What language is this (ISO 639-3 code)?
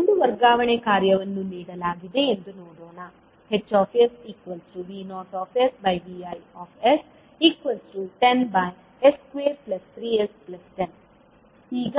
kan